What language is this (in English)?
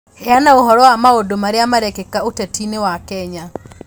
Kikuyu